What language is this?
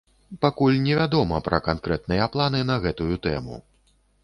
Belarusian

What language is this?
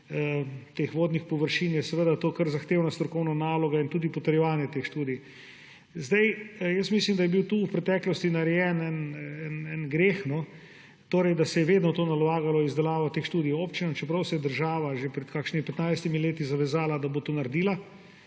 Slovenian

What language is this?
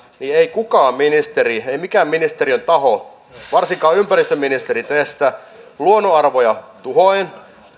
Finnish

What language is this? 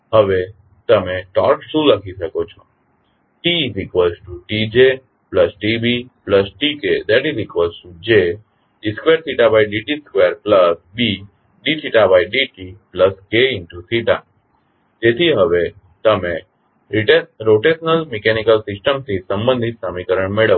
Gujarati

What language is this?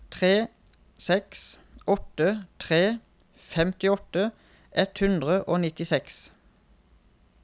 Norwegian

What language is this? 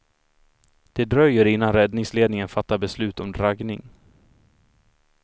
Swedish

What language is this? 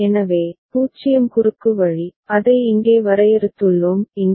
Tamil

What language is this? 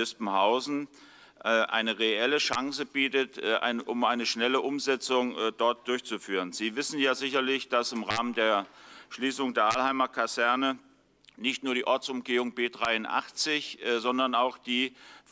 German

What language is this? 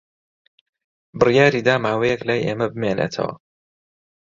Central Kurdish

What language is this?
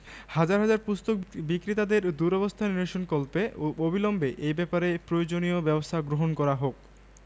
Bangla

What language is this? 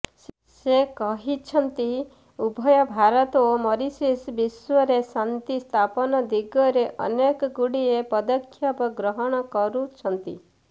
Odia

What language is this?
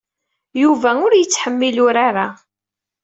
Kabyle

